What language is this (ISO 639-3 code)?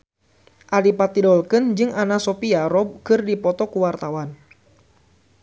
sun